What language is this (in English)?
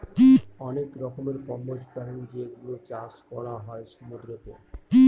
Bangla